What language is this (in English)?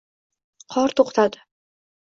Uzbek